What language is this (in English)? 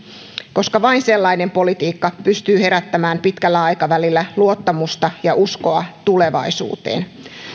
Finnish